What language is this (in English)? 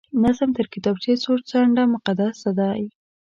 Pashto